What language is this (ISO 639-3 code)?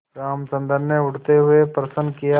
hin